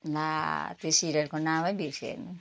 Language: Nepali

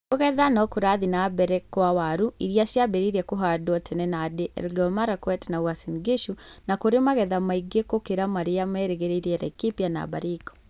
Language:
Kikuyu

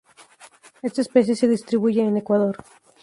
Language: Spanish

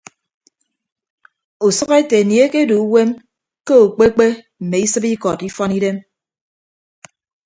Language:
Ibibio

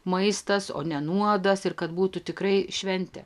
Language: Lithuanian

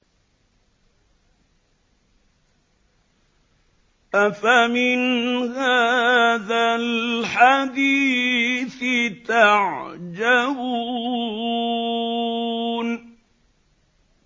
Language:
Arabic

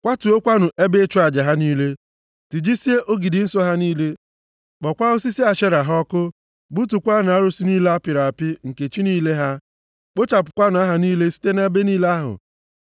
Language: Igbo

